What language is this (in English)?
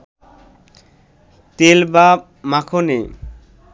Bangla